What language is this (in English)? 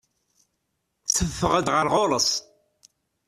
Kabyle